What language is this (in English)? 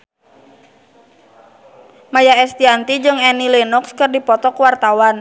Sundanese